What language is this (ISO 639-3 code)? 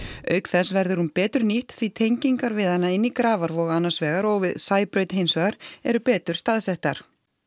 isl